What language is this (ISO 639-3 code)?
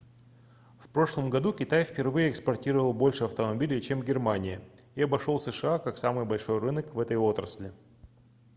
rus